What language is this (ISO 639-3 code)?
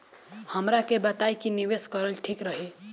bho